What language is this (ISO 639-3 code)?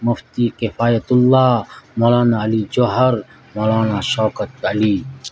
urd